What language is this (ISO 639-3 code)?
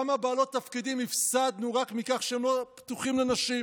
heb